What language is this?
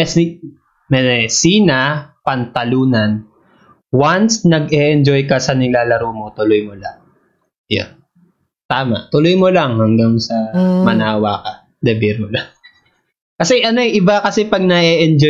Filipino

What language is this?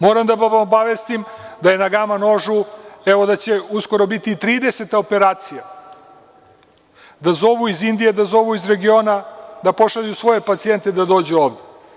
Serbian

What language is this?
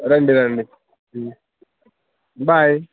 Telugu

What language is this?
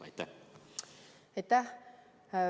Estonian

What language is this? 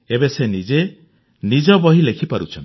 Odia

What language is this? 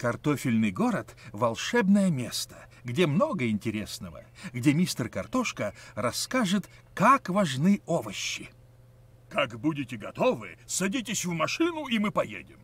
Russian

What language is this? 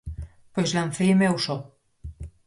Galician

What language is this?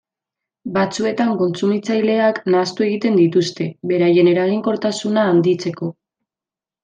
Basque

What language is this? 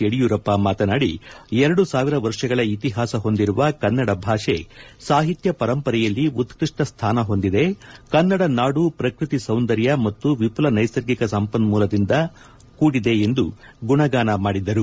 Kannada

